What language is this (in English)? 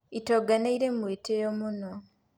Kikuyu